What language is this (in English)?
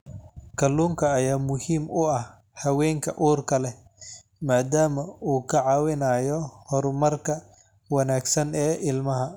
Somali